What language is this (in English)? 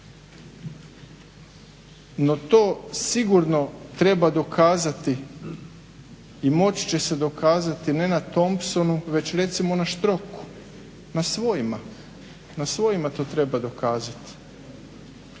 Croatian